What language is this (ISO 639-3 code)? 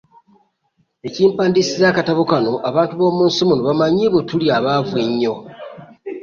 lug